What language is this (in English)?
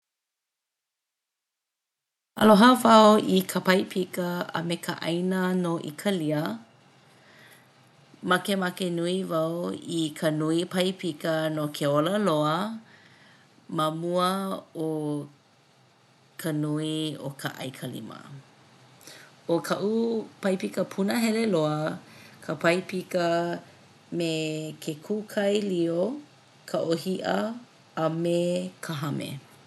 Hawaiian